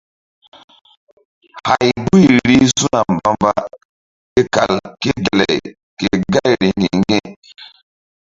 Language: Mbum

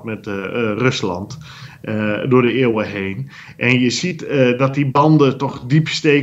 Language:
Dutch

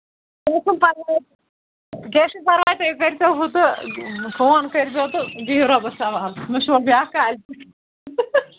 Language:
Kashmiri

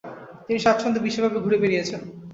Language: Bangla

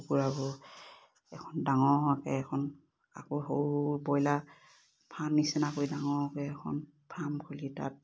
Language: Assamese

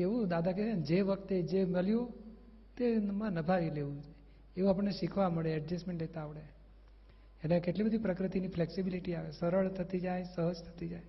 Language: Gujarati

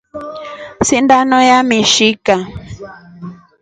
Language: Rombo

